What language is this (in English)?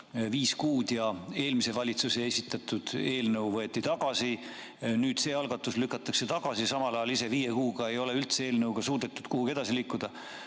Estonian